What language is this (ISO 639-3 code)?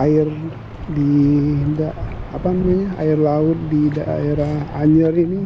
ind